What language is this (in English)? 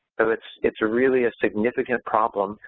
English